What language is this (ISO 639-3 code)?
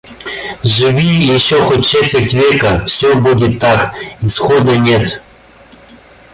rus